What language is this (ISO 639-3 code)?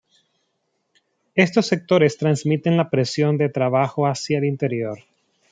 spa